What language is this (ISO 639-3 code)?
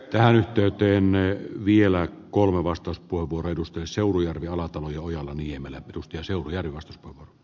fin